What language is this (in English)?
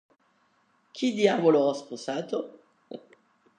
Italian